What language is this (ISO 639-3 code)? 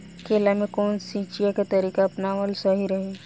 bho